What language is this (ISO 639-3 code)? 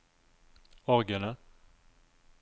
nor